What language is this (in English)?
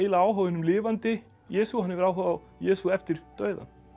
Icelandic